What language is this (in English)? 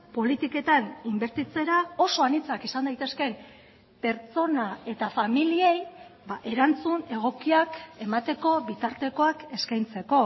Basque